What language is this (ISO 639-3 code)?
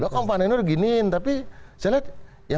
ind